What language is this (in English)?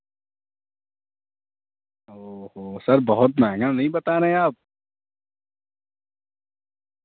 Urdu